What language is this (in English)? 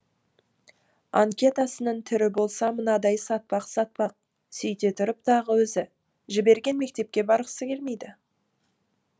Kazakh